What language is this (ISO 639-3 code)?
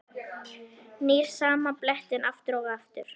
isl